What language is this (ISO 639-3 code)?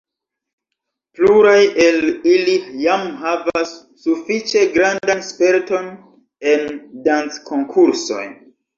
epo